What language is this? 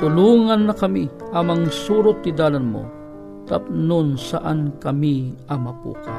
Filipino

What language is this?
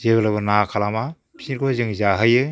Bodo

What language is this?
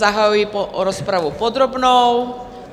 Czech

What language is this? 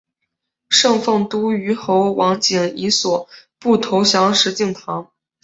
Chinese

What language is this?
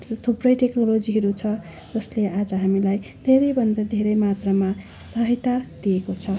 Nepali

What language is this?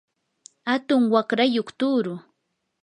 Yanahuanca Pasco Quechua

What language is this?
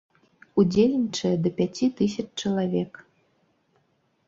Belarusian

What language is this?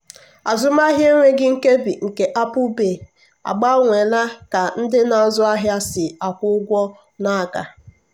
Igbo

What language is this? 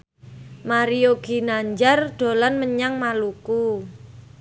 Javanese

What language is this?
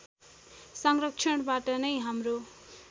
Nepali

